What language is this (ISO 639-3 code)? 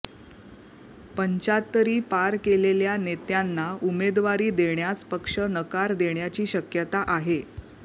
mar